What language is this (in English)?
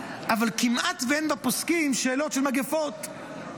Hebrew